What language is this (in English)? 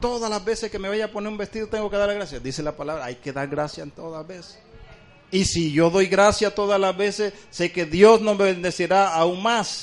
Spanish